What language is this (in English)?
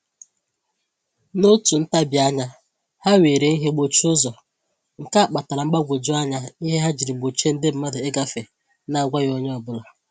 Igbo